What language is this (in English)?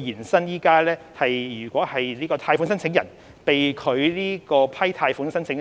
Cantonese